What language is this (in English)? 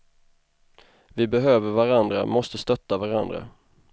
Swedish